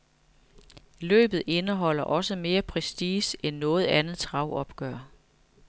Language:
Danish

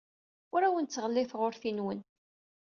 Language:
Kabyle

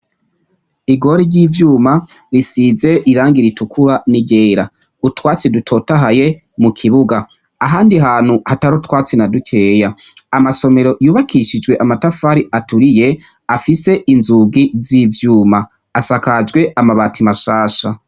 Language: Rundi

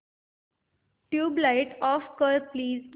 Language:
Marathi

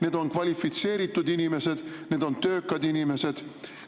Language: Estonian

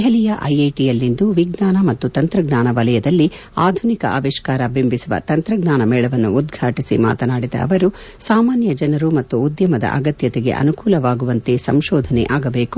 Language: Kannada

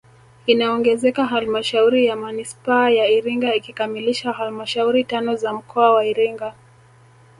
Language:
Swahili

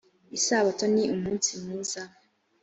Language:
Kinyarwanda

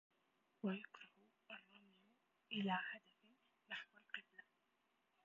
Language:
Arabic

